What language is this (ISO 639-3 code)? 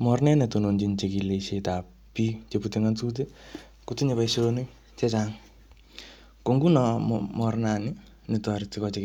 kln